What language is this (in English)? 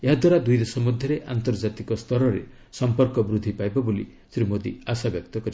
Odia